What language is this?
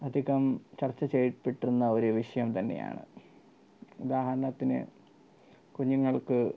Malayalam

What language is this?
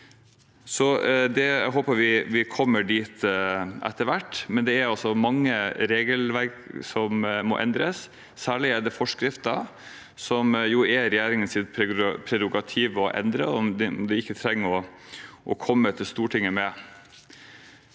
Norwegian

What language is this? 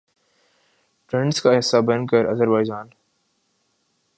Urdu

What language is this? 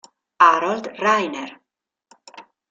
Italian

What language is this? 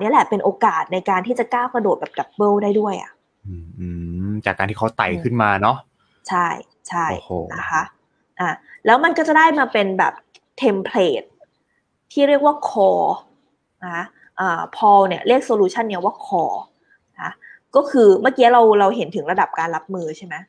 Thai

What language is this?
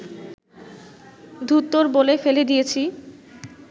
Bangla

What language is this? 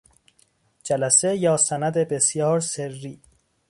Persian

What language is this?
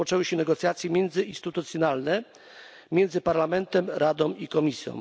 Polish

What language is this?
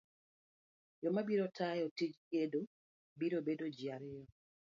Luo (Kenya and Tanzania)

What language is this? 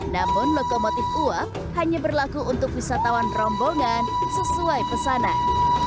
Indonesian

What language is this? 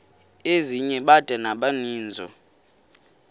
Xhosa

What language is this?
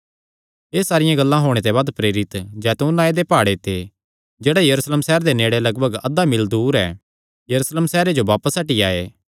Kangri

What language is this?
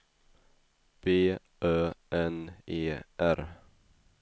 Swedish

